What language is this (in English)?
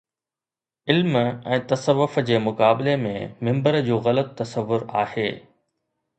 Sindhi